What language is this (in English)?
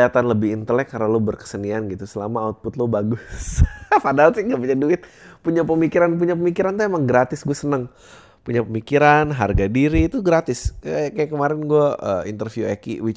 Indonesian